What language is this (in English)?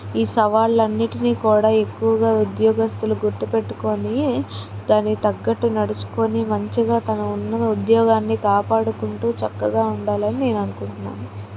Telugu